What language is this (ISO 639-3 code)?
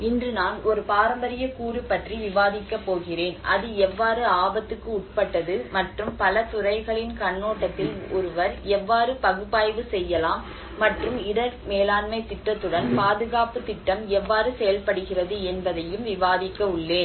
tam